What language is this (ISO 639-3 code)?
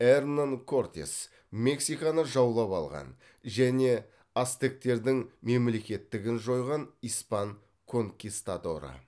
kaz